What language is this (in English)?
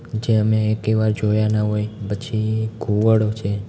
Gujarati